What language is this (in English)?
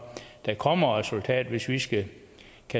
Danish